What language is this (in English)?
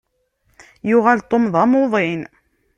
Kabyle